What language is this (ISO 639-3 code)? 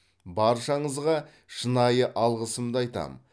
kaz